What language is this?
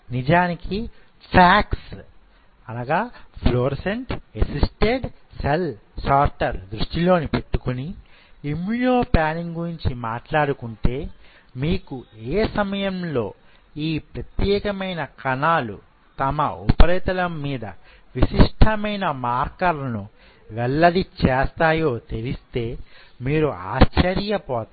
Telugu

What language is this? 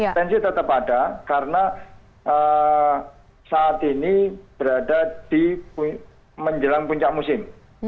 Indonesian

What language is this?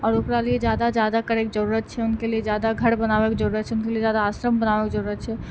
Maithili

